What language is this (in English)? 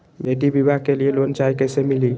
Magahi